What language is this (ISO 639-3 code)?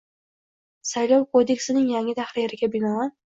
uzb